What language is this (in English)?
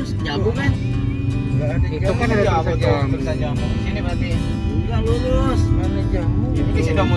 Indonesian